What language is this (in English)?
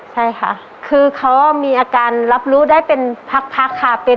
Thai